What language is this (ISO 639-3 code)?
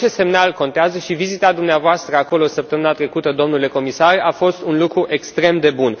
ron